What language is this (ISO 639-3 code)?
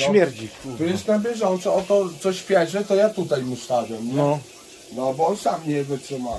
pol